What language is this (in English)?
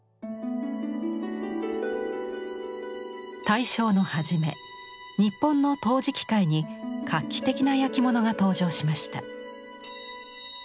Japanese